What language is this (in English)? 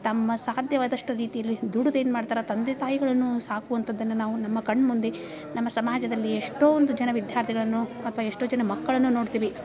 Kannada